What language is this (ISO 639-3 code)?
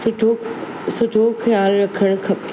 snd